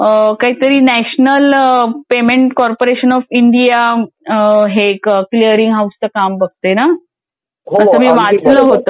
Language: Marathi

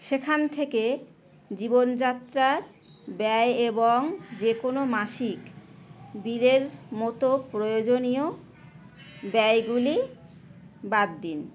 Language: Bangla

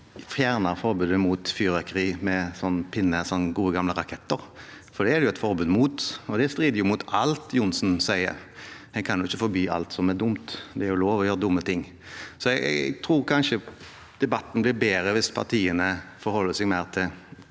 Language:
Norwegian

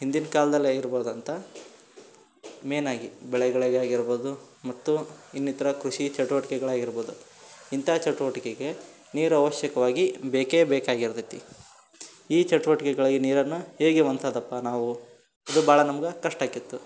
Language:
Kannada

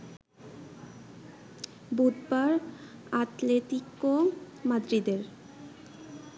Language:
Bangla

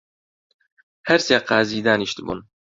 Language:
Central Kurdish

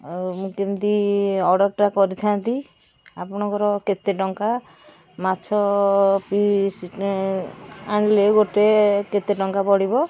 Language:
Odia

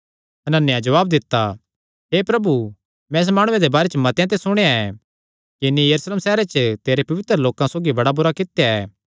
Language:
Kangri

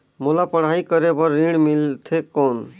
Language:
Chhattisgarhi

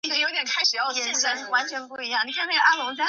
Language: Chinese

